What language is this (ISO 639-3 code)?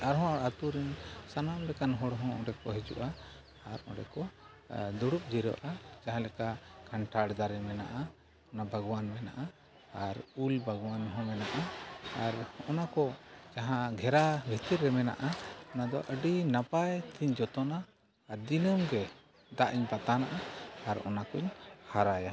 sat